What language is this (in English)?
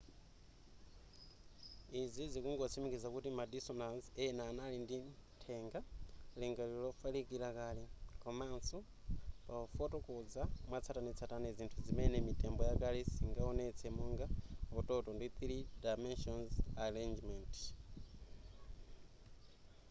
Nyanja